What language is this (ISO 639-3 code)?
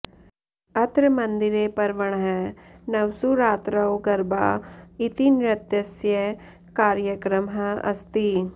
san